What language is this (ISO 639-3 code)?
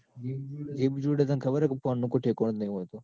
guj